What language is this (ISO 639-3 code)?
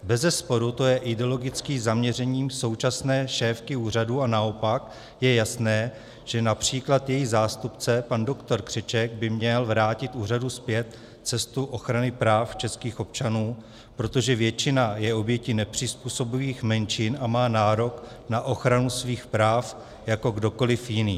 ces